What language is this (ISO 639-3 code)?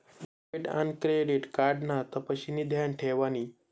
mar